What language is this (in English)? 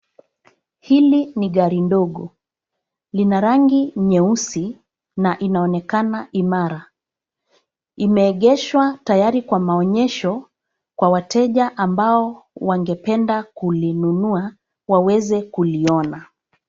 Swahili